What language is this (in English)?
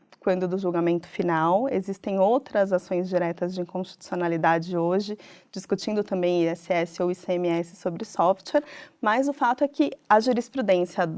Portuguese